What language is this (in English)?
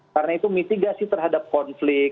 Indonesian